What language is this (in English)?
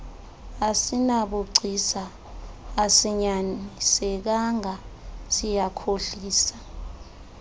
Xhosa